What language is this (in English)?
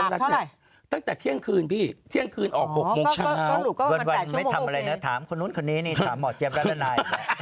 Thai